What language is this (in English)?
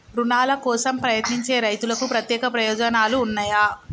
Telugu